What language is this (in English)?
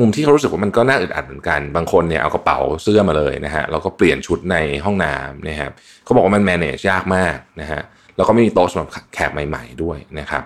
Thai